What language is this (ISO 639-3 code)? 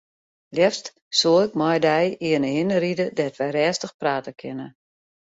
fry